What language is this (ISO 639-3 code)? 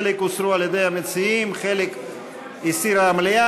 heb